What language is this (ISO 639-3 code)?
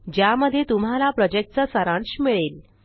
mar